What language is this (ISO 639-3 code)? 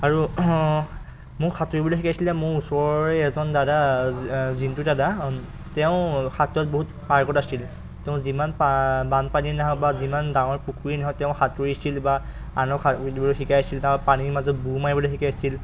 asm